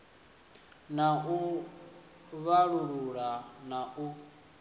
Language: Venda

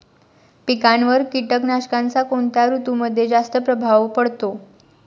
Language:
Marathi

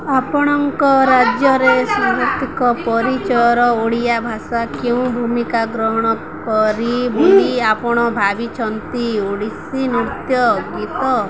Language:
Odia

